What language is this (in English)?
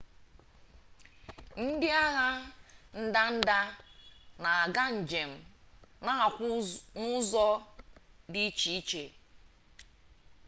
Igbo